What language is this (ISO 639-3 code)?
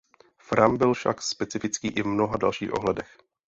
ces